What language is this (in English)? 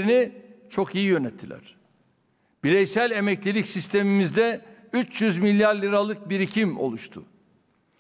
Turkish